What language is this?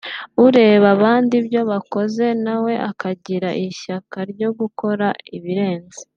Kinyarwanda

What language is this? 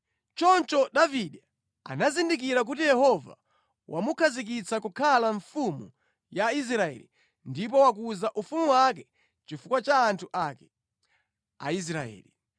Nyanja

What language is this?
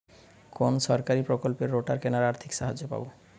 Bangla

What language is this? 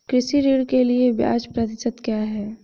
Hindi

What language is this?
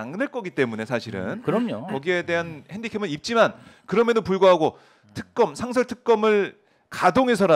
Korean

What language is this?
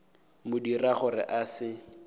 Northern Sotho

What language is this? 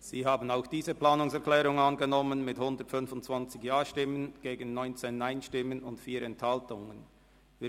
Swiss German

